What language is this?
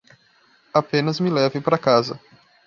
Portuguese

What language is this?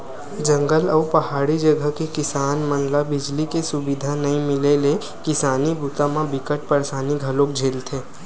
Chhattisgarhi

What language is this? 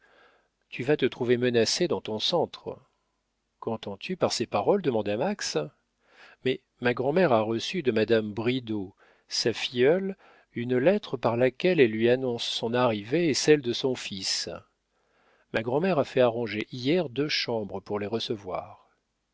French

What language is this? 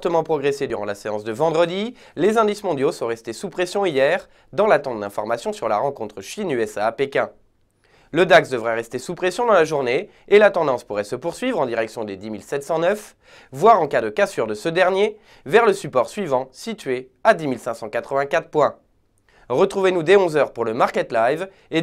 French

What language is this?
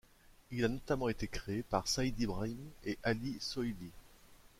French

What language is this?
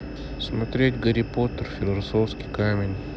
Russian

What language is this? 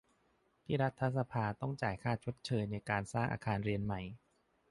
Thai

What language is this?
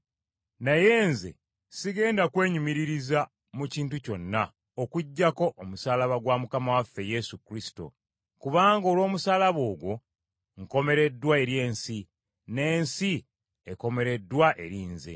Ganda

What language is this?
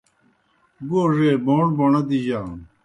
Kohistani Shina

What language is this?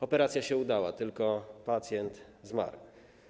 Polish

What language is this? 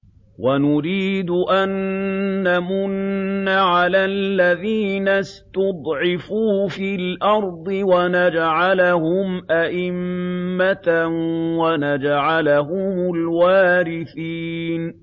Arabic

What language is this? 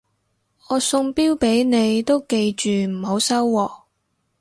Cantonese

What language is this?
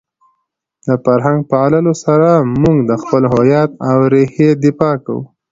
Pashto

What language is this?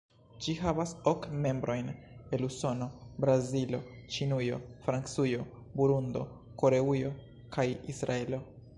Esperanto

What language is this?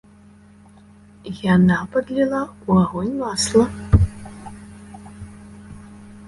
Belarusian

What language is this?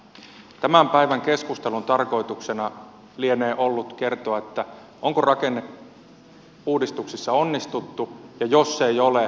Finnish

